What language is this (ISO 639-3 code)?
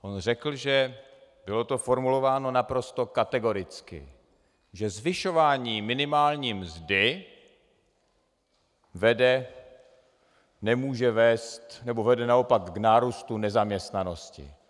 ces